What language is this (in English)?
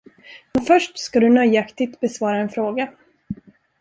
Swedish